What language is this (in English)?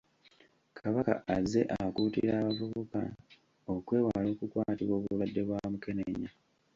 Ganda